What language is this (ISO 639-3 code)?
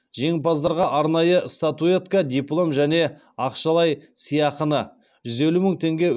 kaz